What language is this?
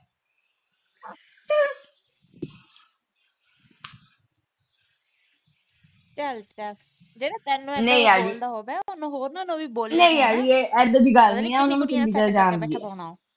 Punjabi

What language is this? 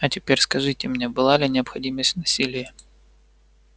Russian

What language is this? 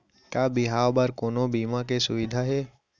Chhattisgarhi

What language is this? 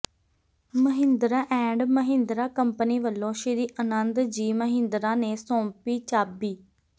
Punjabi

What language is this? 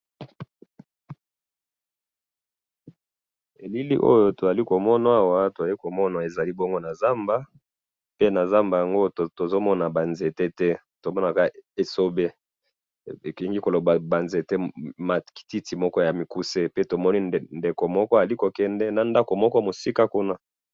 Lingala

